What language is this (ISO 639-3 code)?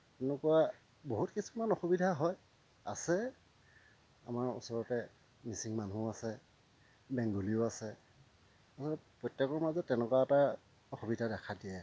asm